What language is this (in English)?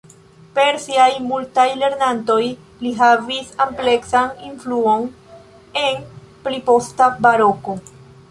Esperanto